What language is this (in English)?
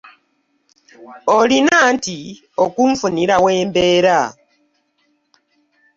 Ganda